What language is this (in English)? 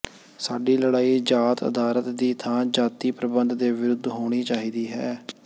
Punjabi